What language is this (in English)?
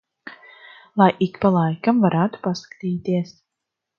Latvian